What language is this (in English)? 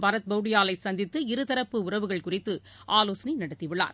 Tamil